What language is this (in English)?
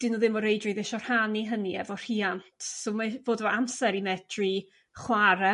Welsh